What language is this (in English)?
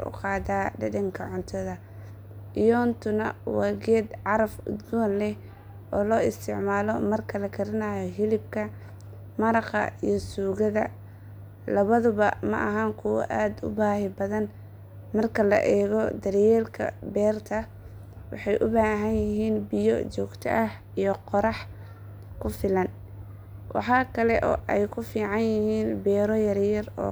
Somali